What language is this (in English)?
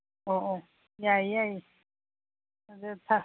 Manipuri